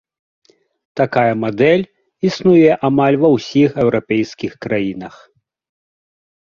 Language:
Belarusian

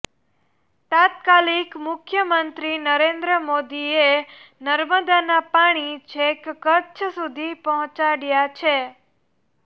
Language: Gujarati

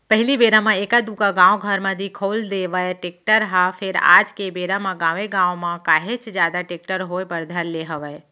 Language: Chhattisgarhi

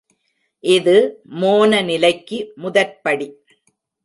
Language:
Tamil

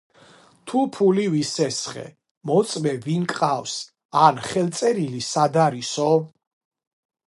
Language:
Georgian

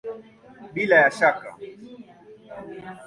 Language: Swahili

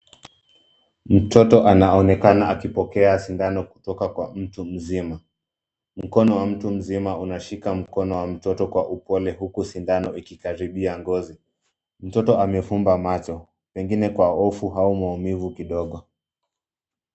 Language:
Swahili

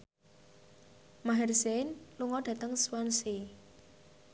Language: Javanese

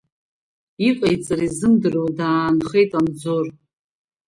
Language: Abkhazian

